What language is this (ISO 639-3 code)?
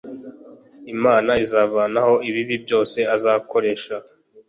kin